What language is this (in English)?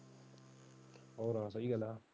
Punjabi